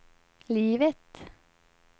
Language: Swedish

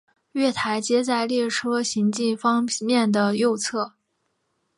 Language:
Chinese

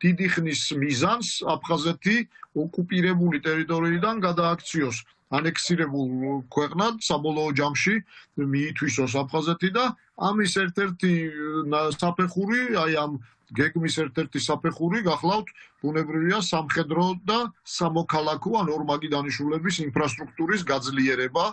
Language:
Romanian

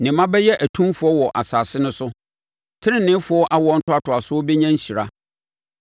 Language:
Akan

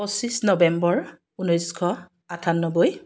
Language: Assamese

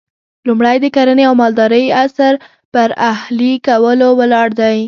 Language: Pashto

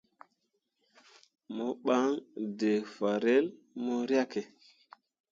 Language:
Mundang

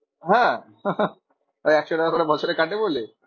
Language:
Bangla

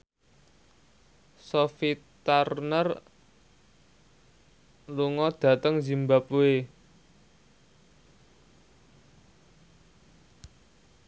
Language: Javanese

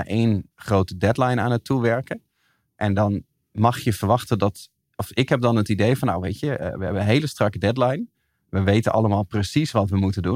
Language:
Dutch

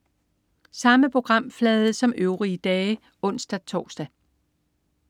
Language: Danish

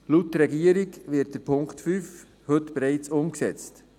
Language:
Swiss German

